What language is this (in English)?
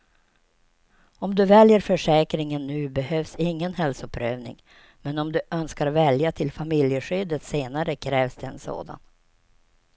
Swedish